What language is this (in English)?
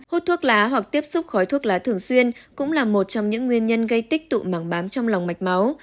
Vietnamese